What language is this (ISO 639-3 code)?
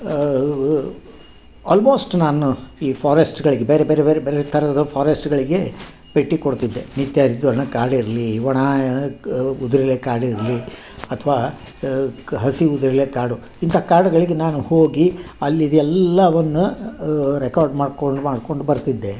kan